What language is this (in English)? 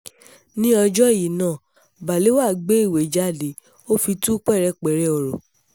Yoruba